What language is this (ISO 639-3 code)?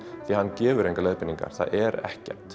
isl